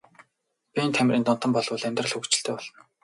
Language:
Mongolian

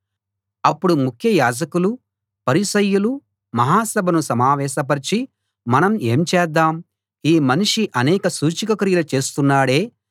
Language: Telugu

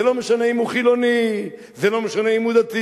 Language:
Hebrew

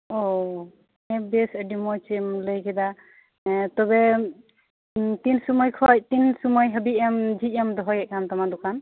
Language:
Santali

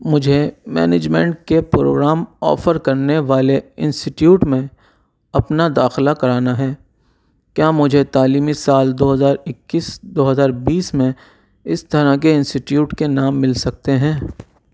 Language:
Urdu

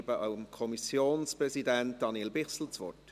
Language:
Swiss German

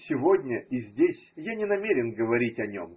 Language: Russian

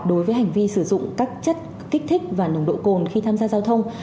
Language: Vietnamese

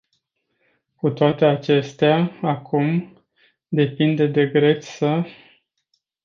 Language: Romanian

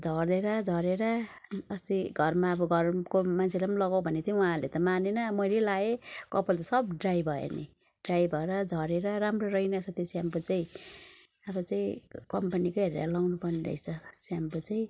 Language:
Nepali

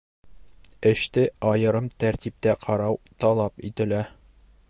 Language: Bashkir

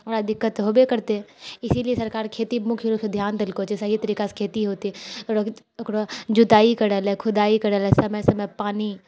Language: Maithili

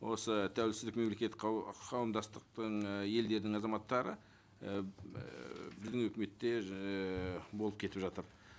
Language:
Kazakh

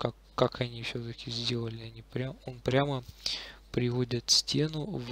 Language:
Russian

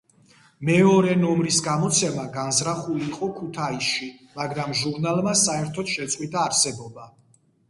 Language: Georgian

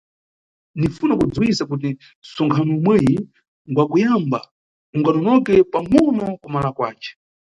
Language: Nyungwe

